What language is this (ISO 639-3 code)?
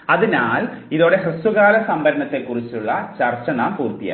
mal